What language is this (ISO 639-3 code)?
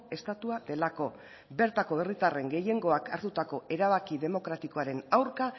eus